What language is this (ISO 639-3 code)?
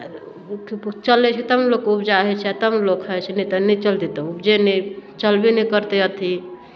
mai